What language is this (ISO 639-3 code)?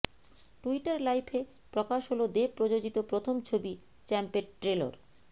ben